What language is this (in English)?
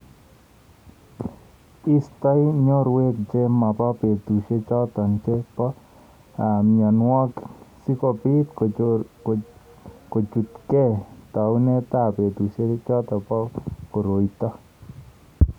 Kalenjin